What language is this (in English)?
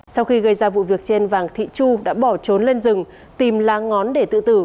Vietnamese